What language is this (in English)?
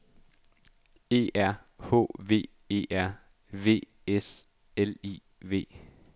Danish